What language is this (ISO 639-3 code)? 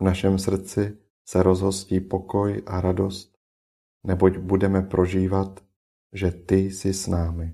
ces